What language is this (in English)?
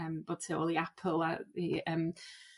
Welsh